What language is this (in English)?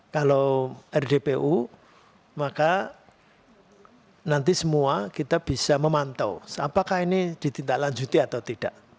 Indonesian